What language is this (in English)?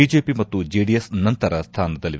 Kannada